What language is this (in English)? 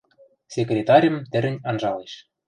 Western Mari